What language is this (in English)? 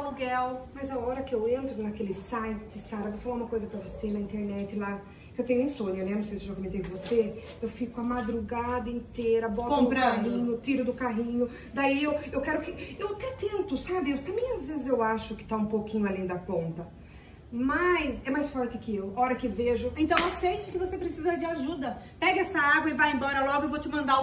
Portuguese